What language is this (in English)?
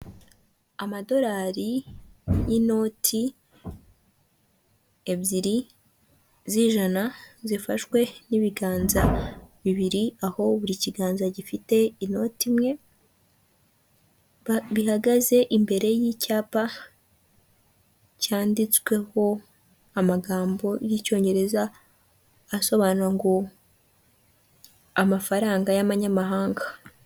Kinyarwanda